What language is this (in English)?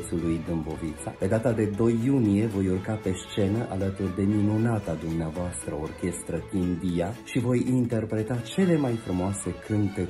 Romanian